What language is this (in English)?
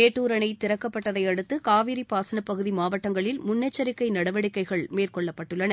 Tamil